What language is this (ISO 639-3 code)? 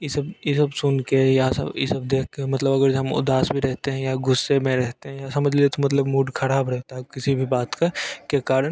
hin